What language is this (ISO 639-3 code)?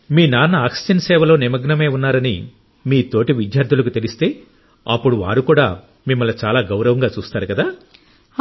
tel